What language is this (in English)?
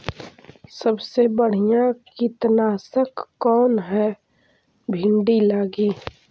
Magahi